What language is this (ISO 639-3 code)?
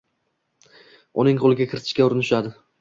uzb